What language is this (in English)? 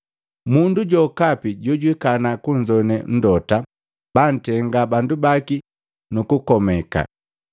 Matengo